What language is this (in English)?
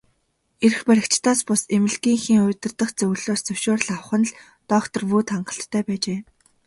Mongolian